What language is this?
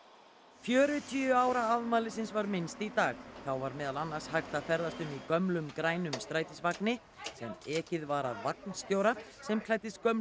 Icelandic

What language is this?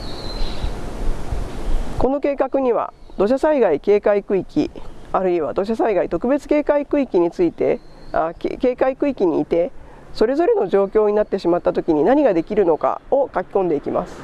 Japanese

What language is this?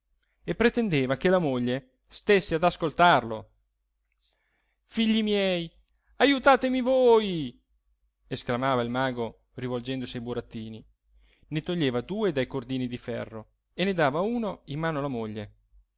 Italian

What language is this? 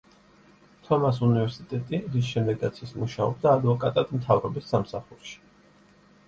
Georgian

